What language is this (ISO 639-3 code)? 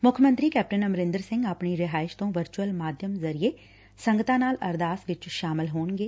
pan